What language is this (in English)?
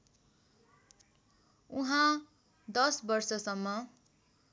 Nepali